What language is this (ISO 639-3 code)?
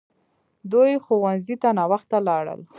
pus